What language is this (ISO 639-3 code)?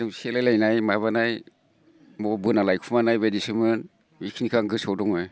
brx